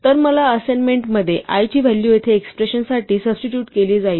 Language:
Marathi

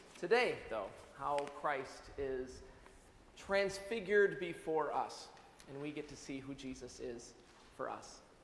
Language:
English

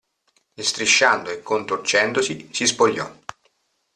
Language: Italian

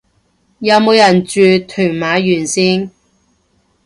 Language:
Cantonese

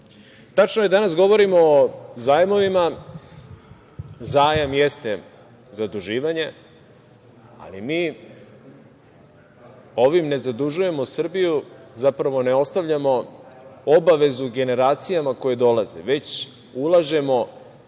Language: Serbian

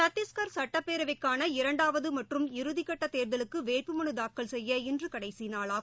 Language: Tamil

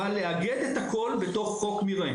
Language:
Hebrew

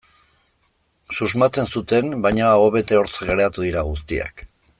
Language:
Basque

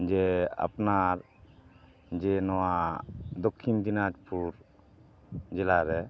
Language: Santali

